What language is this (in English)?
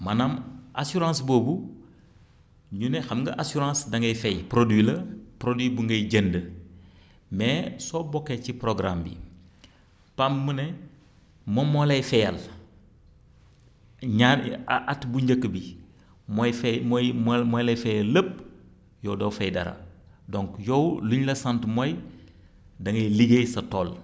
Wolof